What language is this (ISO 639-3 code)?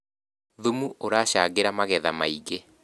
kik